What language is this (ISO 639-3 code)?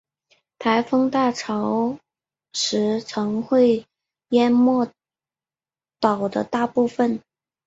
zho